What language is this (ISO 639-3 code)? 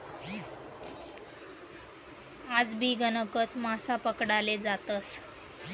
mar